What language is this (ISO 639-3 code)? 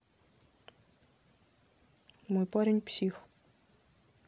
rus